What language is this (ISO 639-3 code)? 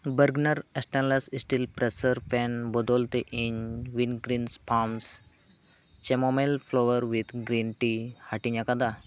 sat